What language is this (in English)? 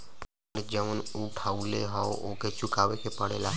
Bhojpuri